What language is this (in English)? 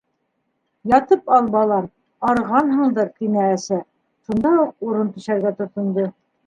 Bashkir